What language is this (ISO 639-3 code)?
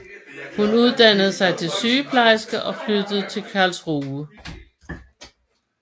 dan